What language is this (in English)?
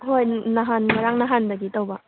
Manipuri